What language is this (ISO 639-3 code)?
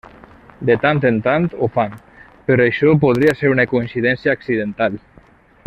cat